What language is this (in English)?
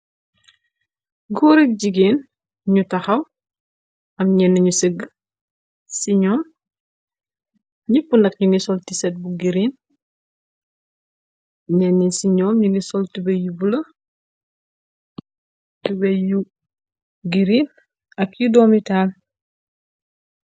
Wolof